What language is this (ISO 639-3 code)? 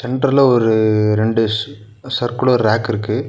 tam